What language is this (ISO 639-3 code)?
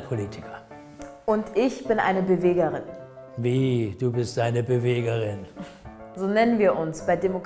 deu